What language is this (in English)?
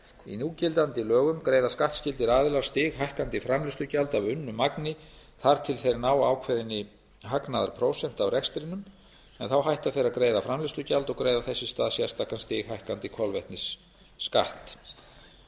Icelandic